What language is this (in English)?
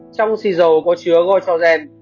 Vietnamese